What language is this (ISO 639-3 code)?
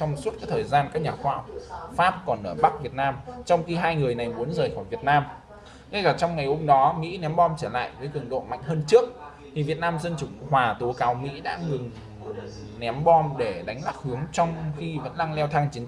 vie